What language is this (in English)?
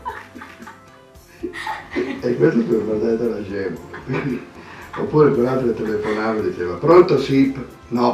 Italian